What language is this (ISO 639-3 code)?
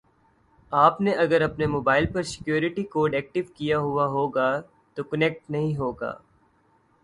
urd